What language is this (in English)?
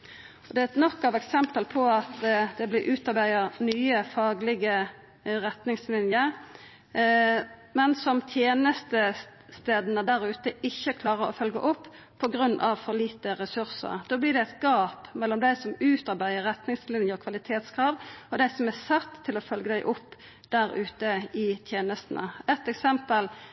Norwegian Nynorsk